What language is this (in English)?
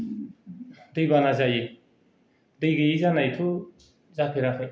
Bodo